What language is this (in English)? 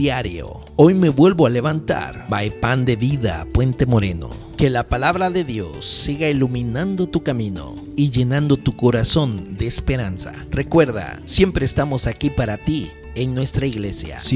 Spanish